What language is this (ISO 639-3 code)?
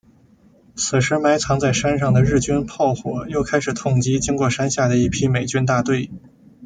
zho